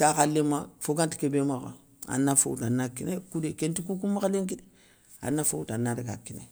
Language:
Soninke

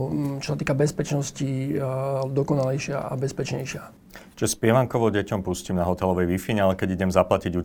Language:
Slovak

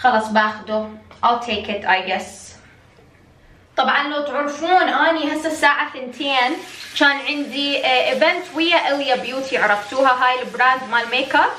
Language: Arabic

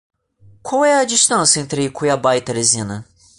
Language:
Portuguese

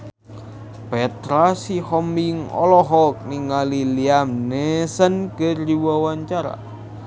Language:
Sundanese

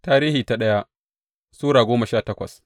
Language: Hausa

